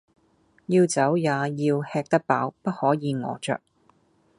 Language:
Cantonese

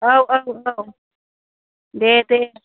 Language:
Bodo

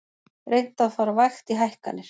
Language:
Icelandic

